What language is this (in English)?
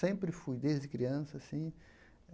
Portuguese